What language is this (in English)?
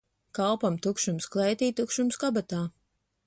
Latvian